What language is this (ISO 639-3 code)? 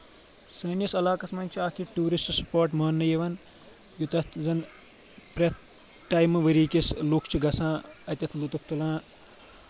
kas